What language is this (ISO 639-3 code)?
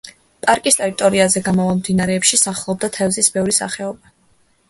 kat